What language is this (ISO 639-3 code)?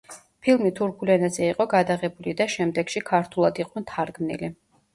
kat